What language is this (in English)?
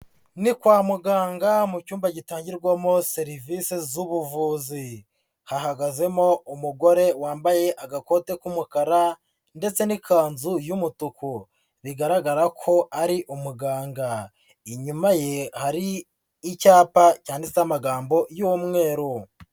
Kinyarwanda